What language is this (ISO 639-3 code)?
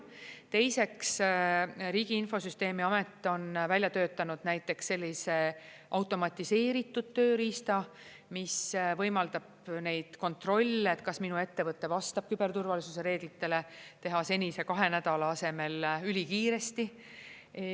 est